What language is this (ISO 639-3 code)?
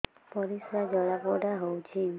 ori